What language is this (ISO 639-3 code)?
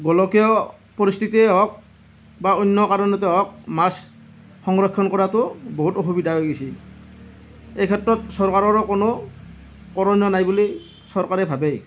asm